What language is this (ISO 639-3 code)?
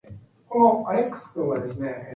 eng